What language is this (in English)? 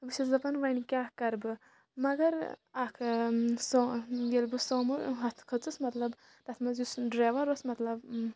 Kashmiri